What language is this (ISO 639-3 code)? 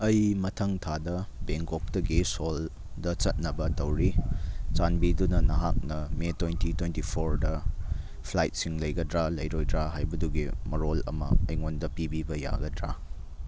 mni